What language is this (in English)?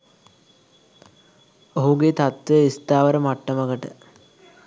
Sinhala